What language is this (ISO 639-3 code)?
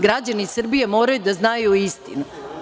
srp